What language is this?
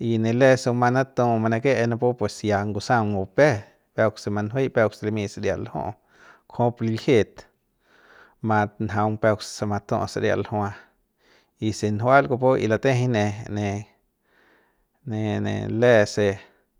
Central Pame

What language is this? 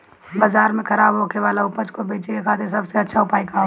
Bhojpuri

